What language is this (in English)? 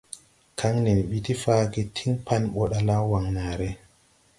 Tupuri